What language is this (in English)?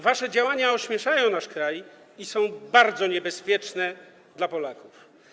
Polish